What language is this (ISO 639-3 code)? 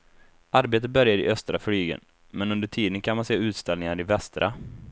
swe